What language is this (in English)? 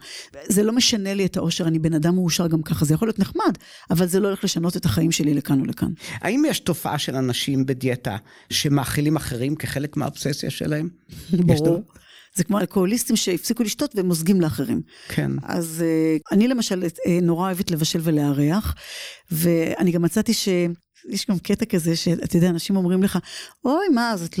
Hebrew